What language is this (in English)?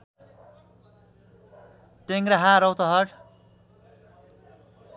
Nepali